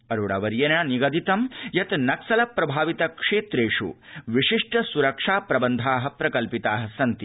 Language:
Sanskrit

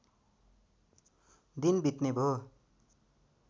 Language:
Nepali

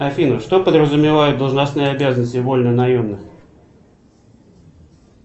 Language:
Russian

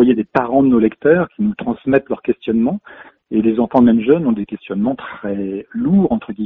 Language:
French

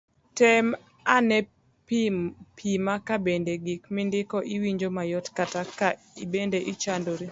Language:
Luo (Kenya and Tanzania)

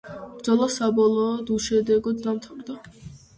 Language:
Georgian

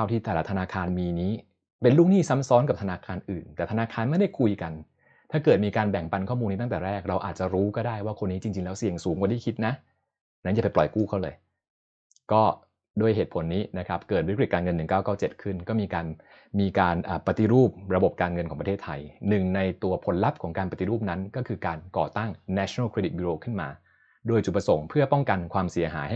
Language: Thai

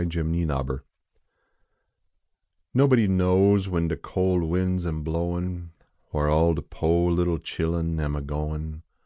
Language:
English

